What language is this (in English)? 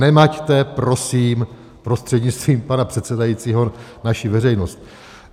Czech